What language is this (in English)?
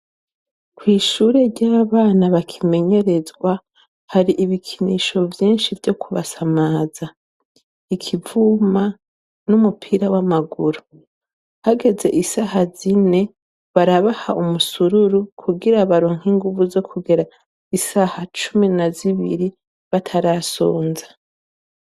Rundi